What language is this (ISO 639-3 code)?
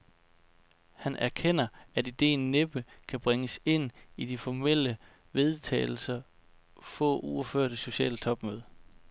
dan